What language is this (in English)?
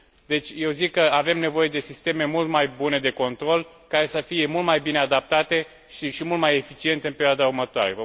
Romanian